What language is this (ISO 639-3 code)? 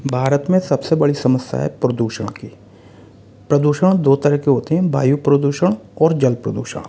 hin